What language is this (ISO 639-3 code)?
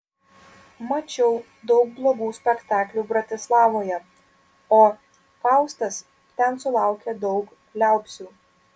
lit